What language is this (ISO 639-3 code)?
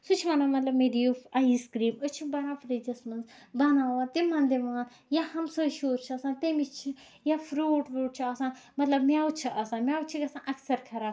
kas